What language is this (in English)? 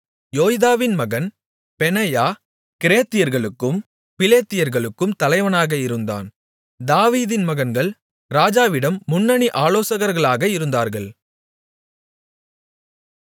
Tamil